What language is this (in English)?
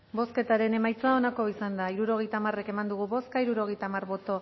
Basque